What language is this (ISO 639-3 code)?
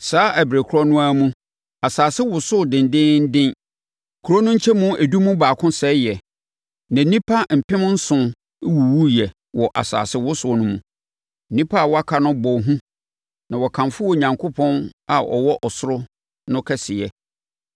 aka